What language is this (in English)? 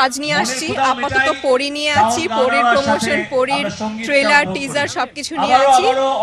Romanian